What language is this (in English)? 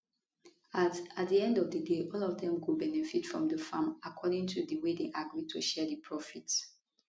Nigerian Pidgin